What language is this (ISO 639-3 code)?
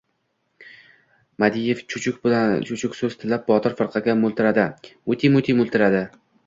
uzb